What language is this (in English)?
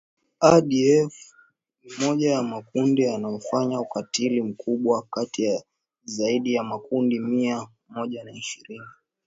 Swahili